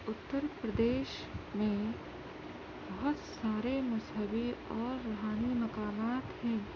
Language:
Urdu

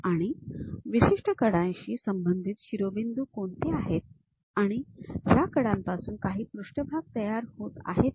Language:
Marathi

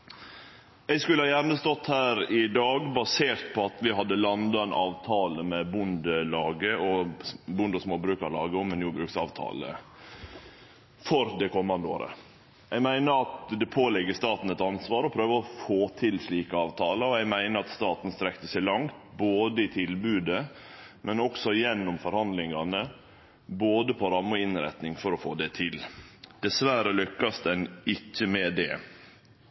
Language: Norwegian Nynorsk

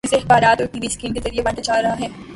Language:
Urdu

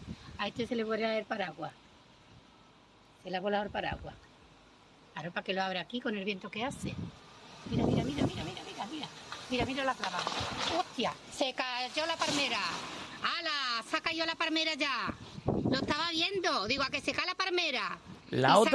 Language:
Spanish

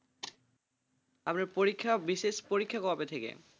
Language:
Bangla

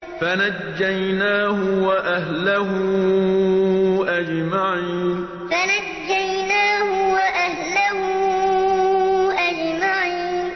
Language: Arabic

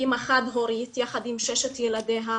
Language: Hebrew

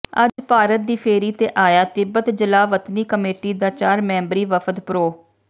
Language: Punjabi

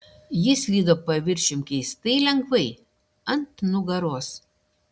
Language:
Lithuanian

